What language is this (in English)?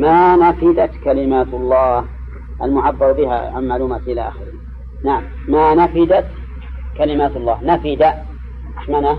Arabic